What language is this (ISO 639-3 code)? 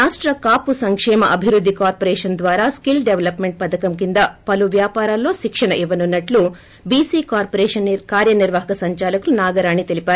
tel